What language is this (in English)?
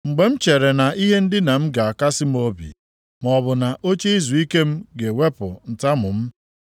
Igbo